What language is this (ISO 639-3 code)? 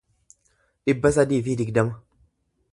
orm